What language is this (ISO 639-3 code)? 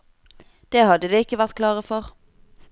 nor